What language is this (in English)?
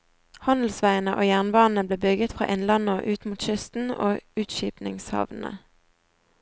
Norwegian